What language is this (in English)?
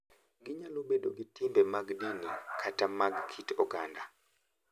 Luo (Kenya and Tanzania)